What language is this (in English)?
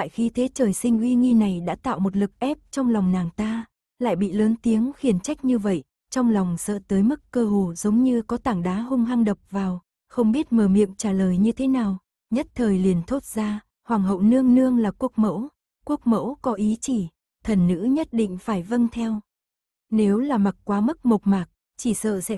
Vietnamese